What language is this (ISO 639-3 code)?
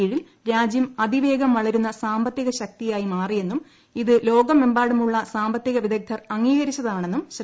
mal